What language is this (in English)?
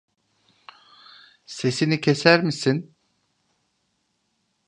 Turkish